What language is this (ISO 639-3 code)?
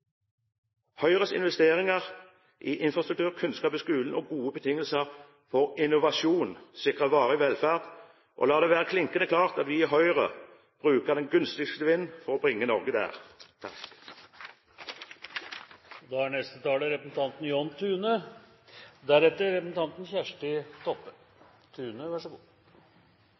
nob